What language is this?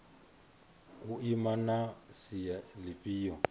Venda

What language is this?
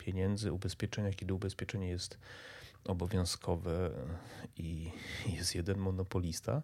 Polish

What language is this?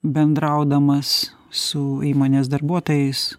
Lithuanian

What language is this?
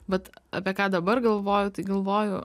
Lithuanian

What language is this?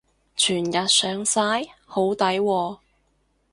Cantonese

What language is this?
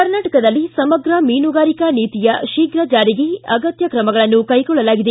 Kannada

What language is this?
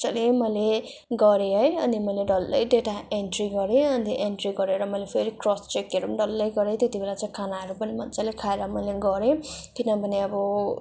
Nepali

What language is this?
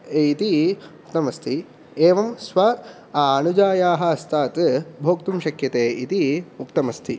Sanskrit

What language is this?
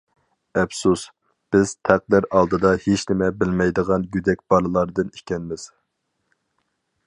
Uyghur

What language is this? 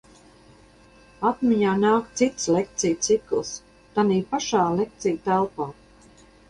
Latvian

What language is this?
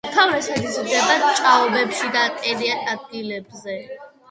Georgian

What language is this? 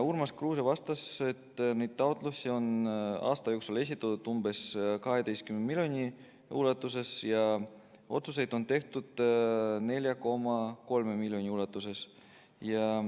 Estonian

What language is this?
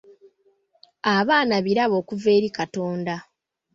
Ganda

